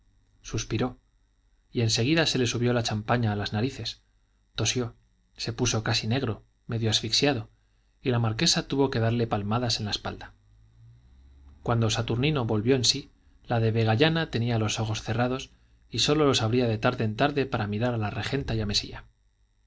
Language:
Spanish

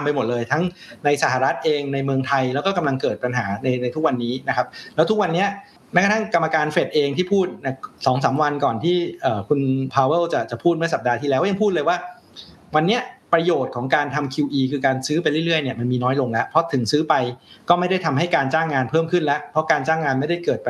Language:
Thai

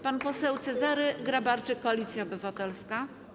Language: Polish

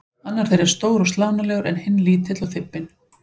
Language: Icelandic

